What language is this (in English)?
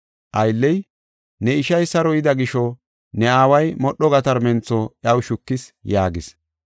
Gofa